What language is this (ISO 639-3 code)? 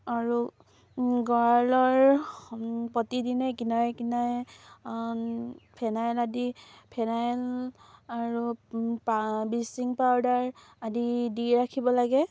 asm